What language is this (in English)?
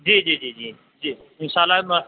Urdu